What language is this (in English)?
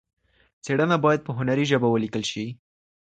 Pashto